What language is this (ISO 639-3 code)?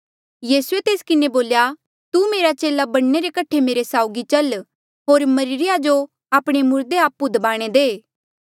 mjl